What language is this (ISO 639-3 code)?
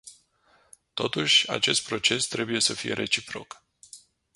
ron